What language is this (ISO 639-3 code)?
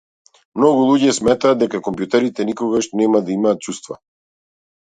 mkd